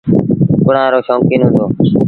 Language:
Sindhi Bhil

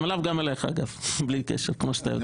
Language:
Hebrew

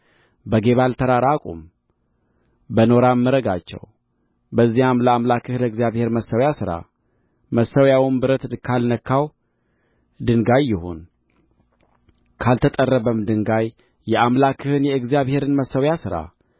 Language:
Amharic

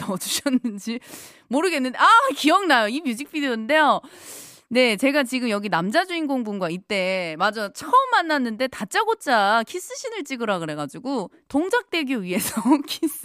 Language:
Korean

